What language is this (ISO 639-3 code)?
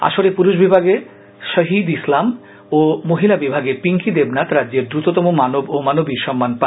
ben